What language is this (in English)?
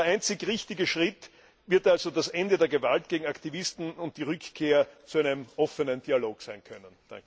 German